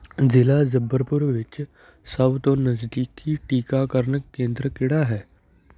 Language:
Punjabi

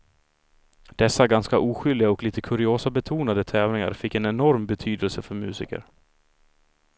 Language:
Swedish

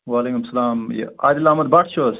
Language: Kashmiri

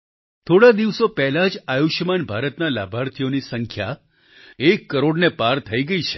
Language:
Gujarati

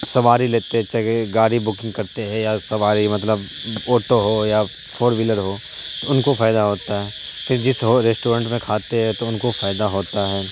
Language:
Urdu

